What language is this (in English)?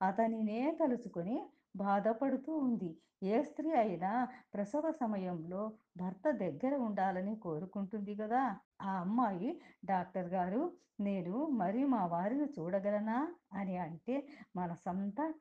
Telugu